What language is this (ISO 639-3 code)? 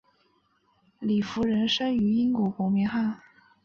zho